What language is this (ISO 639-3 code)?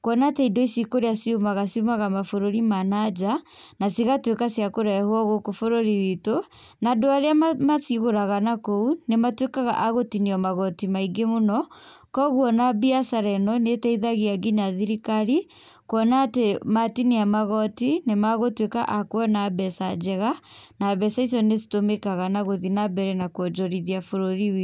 kik